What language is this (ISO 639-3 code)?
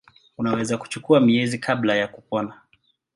swa